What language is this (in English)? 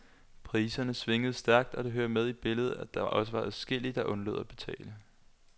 Danish